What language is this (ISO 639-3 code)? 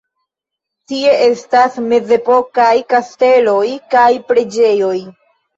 epo